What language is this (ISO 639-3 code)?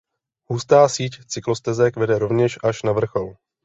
ces